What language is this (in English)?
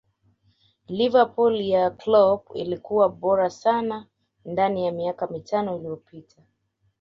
Swahili